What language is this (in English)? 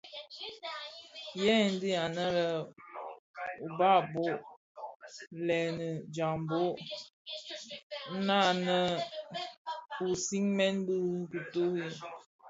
Bafia